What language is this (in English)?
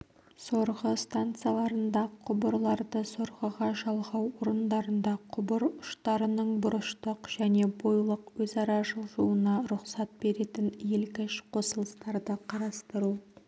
Kazakh